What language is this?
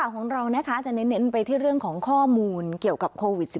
Thai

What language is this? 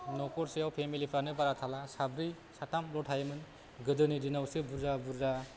Bodo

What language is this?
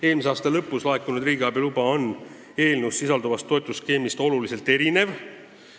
Estonian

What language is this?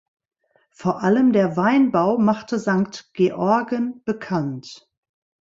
German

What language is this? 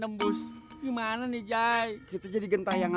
Indonesian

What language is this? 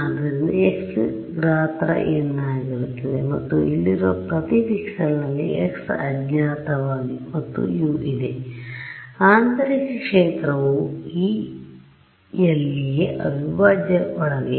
Kannada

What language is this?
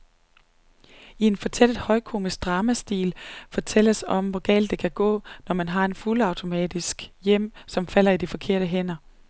Danish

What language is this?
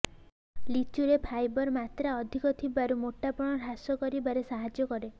Odia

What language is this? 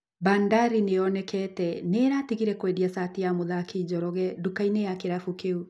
Kikuyu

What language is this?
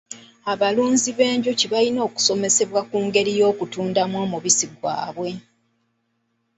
Ganda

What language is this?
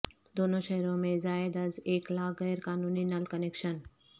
Urdu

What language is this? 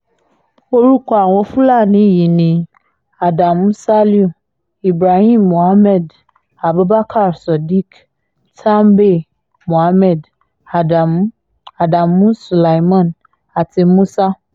Yoruba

